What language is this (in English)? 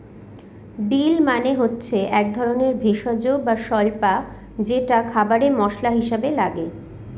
Bangla